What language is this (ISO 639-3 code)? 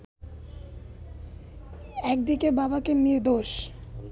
ben